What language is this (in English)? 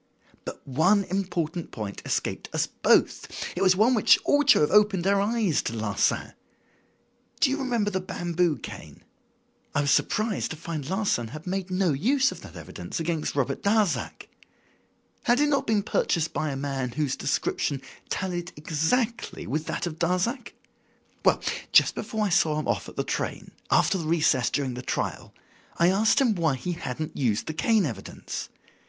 English